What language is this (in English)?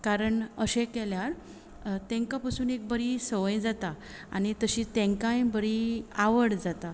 Konkani